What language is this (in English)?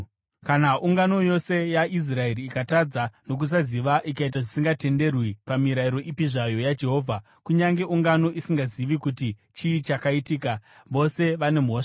Shona